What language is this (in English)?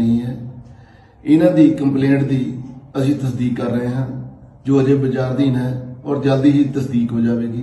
Punjabi